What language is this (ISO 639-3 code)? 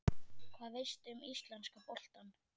isl